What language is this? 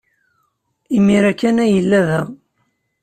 Kabyle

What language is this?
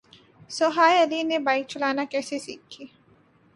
Urdu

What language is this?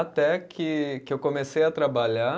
Portuguese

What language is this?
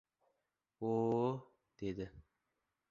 Uzbek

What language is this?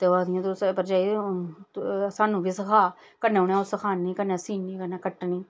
Dogri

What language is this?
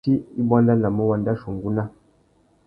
Tuki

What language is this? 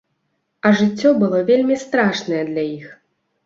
Belarusian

